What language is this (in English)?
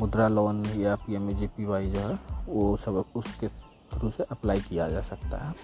Hindi